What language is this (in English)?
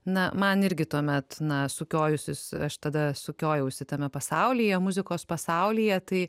Lithuanian